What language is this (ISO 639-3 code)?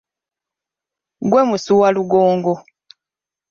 lug